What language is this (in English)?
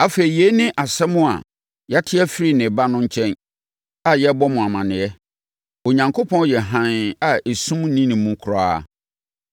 Akan